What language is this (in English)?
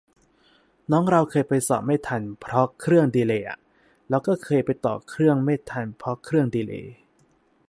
Thai